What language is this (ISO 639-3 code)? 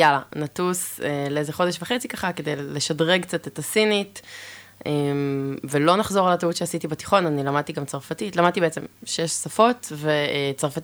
heb